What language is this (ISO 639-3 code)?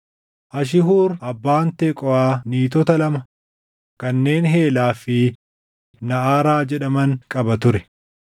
orm